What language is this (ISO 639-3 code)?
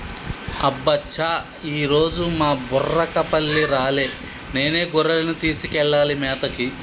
tel